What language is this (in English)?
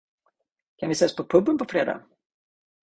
Swedish